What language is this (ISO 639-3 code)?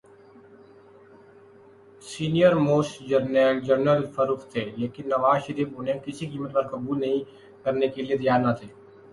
urd